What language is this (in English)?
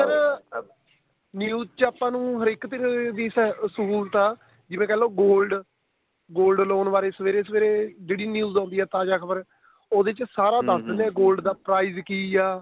Punjabi